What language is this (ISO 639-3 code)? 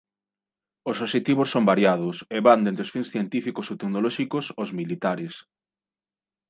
glg